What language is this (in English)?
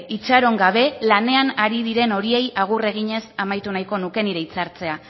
Basque